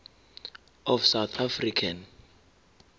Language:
Zulu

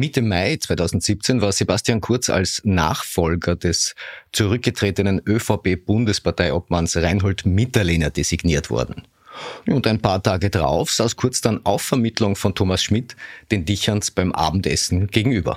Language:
German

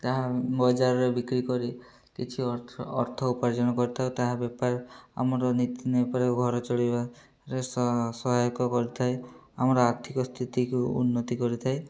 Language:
Odia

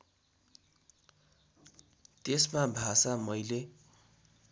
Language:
Nepali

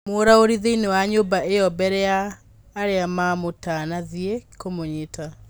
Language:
Kikuyu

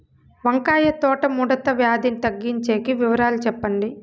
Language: Telugu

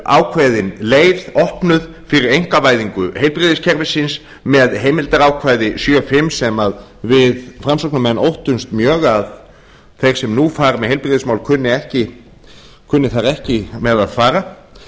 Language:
Icelandic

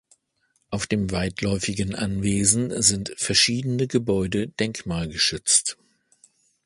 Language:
German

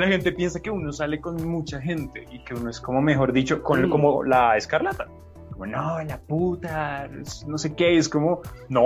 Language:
Spanish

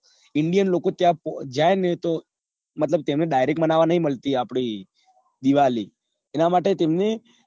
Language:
Gujarati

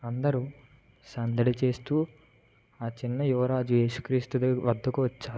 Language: Telugu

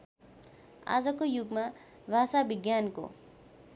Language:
Nepali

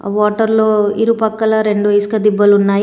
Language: Telugu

